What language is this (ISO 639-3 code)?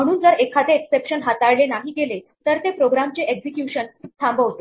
mar